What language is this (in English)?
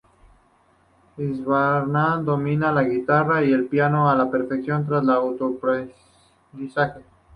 Spanish